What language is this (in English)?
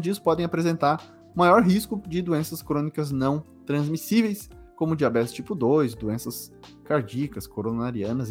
Portuguese